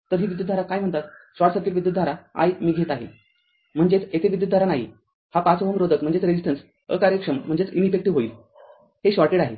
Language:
Marathi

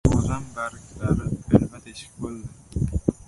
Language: Uzbek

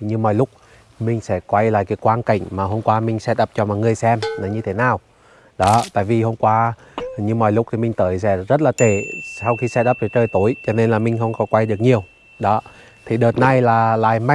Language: Vietnamese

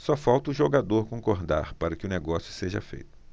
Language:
Portuguese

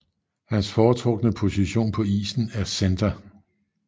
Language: Danish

